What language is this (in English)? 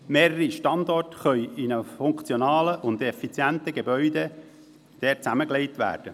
Swiss German